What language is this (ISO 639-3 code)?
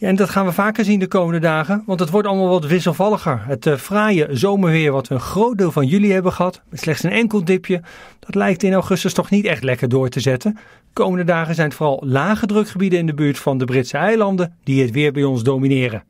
nld